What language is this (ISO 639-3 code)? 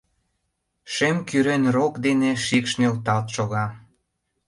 chm